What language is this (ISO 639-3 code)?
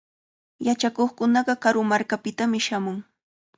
qvl